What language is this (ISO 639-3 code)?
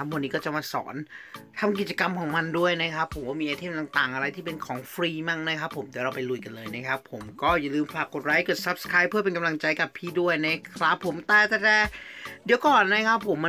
tha